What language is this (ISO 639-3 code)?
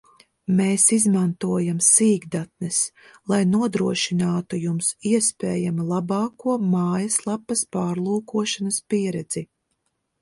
lav